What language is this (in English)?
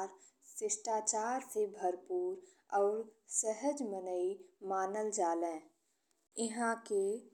Bhojpuri